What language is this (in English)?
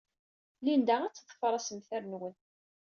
Kabyle